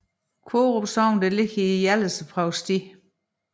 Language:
Danish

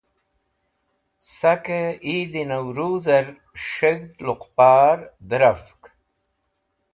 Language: Wakhi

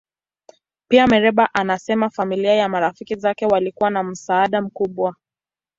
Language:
Swahili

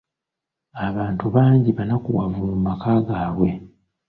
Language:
Ganda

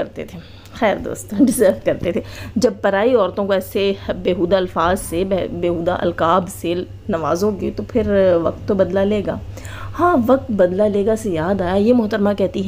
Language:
Hindi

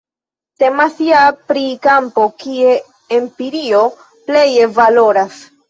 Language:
Esperanto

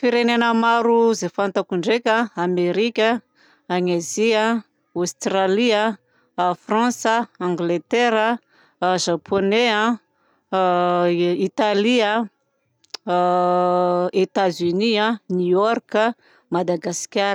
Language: Southern Betsimisaraka Malagasy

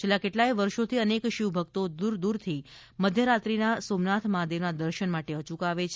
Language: Gujarati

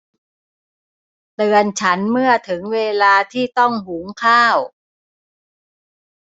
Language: Thai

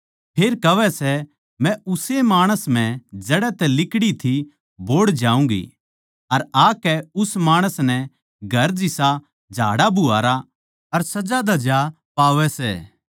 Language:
Haryanvi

